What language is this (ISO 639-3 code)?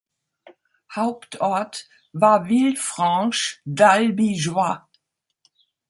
deu